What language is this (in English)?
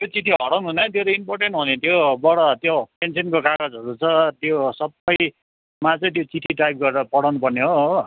Nepali